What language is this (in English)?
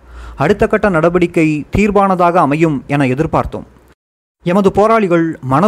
Tamil